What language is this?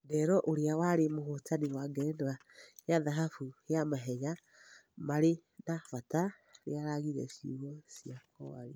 Kikuyu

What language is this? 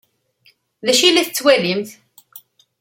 Kabyle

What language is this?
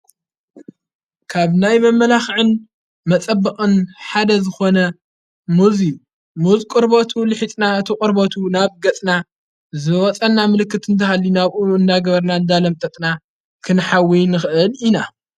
Tigrinya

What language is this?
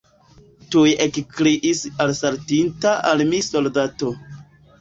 Esperanto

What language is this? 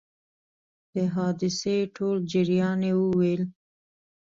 Pashto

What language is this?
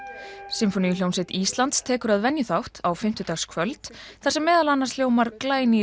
Icelandic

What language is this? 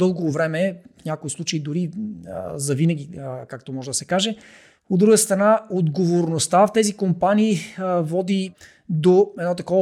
Bulgarian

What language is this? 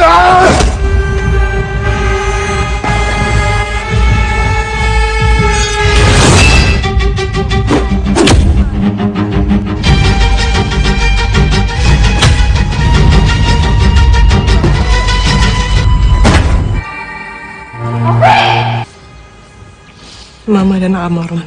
Spanish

